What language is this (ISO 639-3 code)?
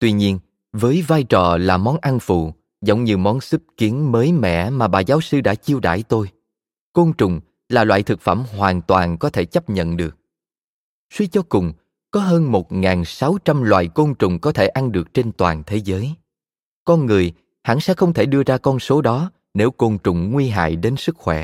vie